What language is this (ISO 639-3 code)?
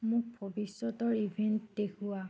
asm